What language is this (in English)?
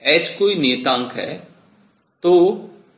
Hindi